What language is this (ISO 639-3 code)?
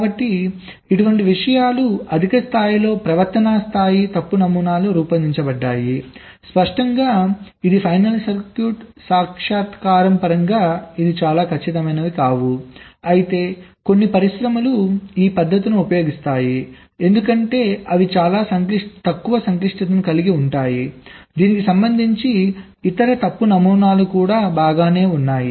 tel